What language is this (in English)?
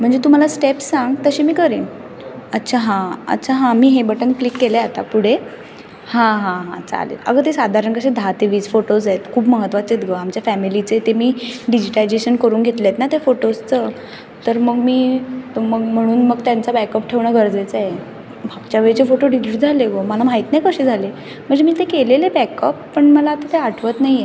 Marathi